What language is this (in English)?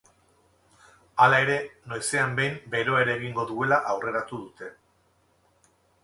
Basque